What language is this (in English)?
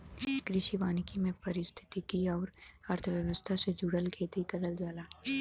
Bhojpuri